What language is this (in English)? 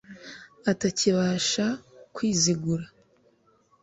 Kinyarwanda